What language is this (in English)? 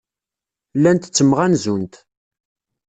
Kabyle